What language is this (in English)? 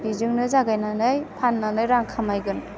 Bodo